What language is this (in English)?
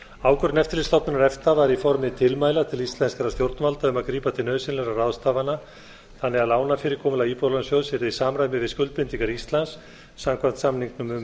Icelandic